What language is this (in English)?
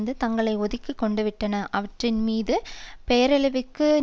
Tamil